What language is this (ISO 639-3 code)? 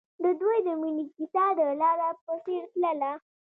pus